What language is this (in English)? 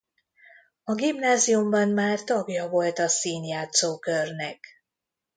Hungarian